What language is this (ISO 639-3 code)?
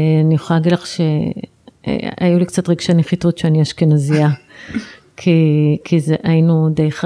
heb